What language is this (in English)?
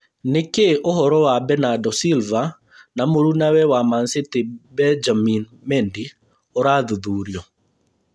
Kikuyu